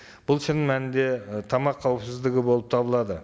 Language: Kazakh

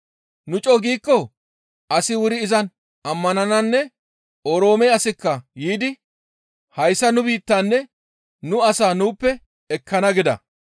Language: Gamo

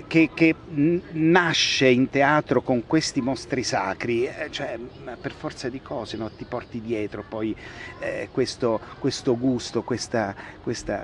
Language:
Italian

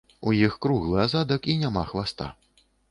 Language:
Belarusian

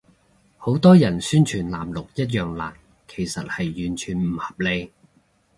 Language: Cantonese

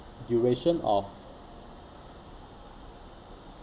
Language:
English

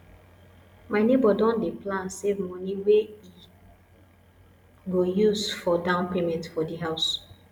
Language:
Nigerian Pidgin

